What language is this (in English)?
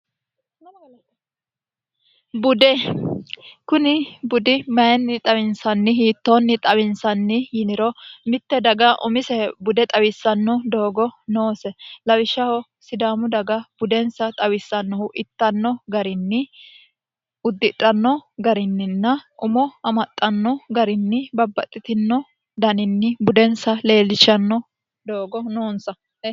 Sidamo